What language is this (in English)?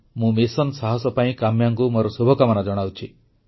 Odia